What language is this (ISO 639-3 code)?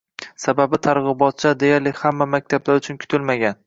uzb